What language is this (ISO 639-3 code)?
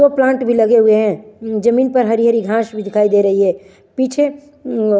hin